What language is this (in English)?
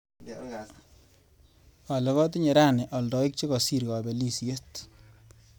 Kalenjin